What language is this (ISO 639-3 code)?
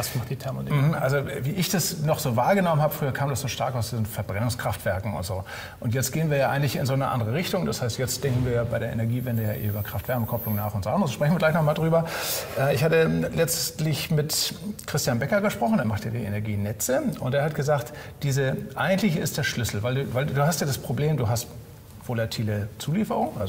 deu